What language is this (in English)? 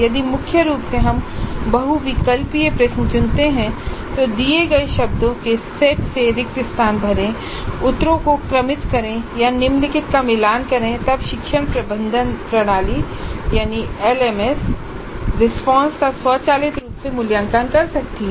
Hindi